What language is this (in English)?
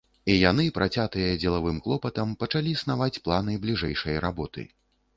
Belarusian